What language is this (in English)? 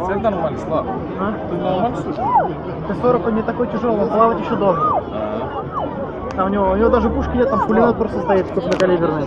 Russian